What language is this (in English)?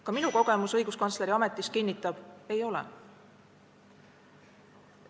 Estonian